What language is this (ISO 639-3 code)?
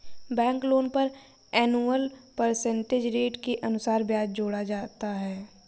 hin